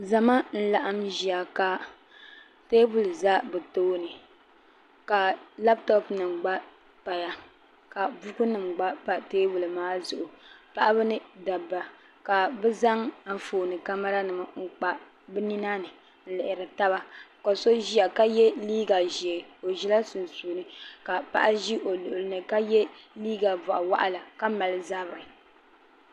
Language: Dagbani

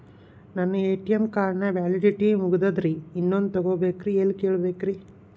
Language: Kannada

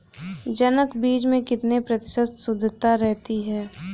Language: Hindi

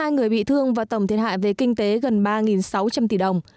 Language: Vietnamese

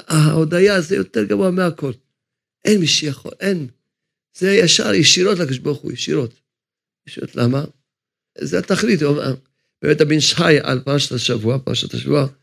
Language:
Hebrew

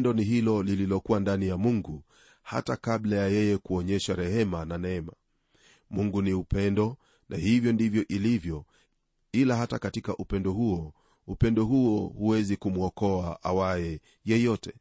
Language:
Swahili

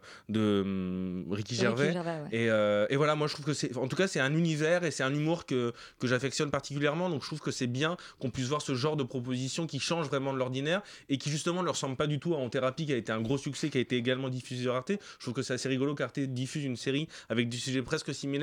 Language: French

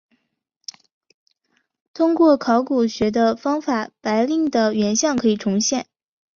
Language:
Chinese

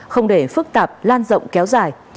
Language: Vietnamese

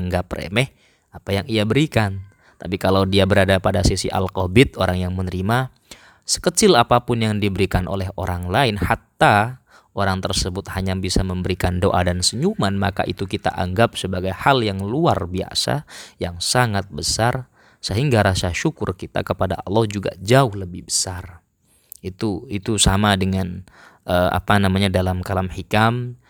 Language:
Indonesian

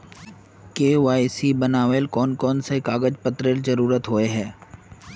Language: Magahi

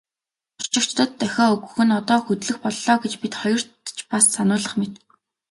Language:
Mongolian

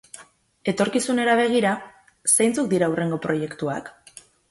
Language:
Basque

